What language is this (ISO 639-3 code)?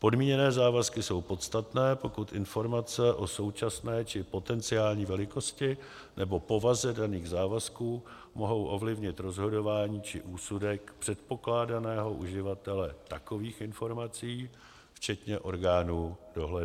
ces